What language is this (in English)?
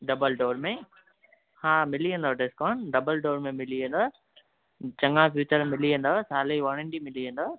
Sindhi